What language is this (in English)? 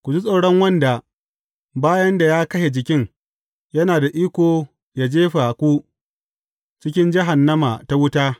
Hausa